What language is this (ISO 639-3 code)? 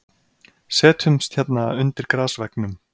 isl